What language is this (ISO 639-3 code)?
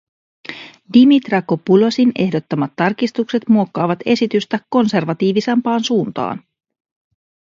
fin